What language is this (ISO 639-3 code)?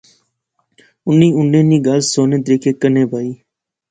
phr